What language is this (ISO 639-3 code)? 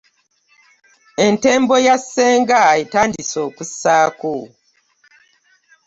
lug